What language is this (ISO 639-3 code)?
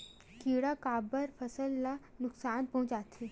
hne